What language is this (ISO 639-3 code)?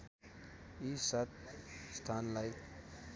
nep